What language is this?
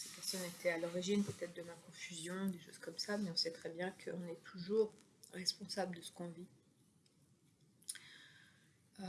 French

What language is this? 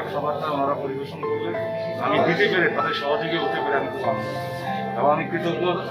Korean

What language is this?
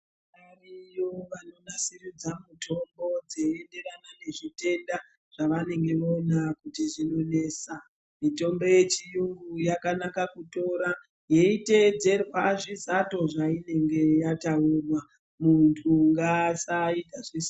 Ndau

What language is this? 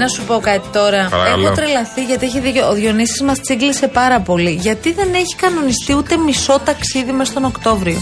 Greek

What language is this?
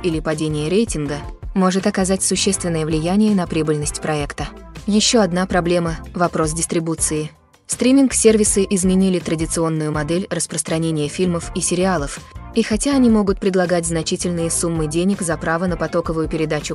Russian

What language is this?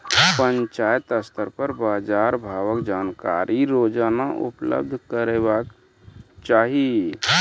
Maithili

